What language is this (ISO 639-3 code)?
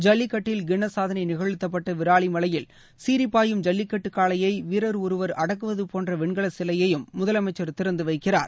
tam